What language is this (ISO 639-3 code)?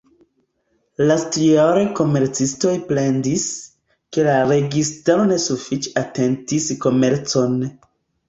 epo